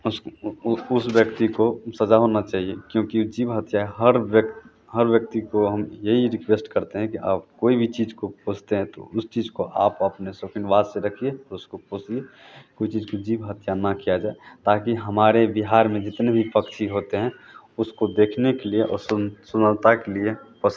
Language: Hindi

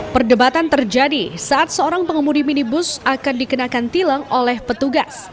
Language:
Indonesian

